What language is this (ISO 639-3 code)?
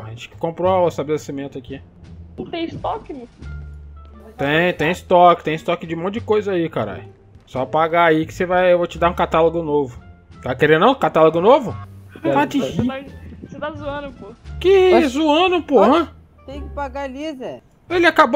por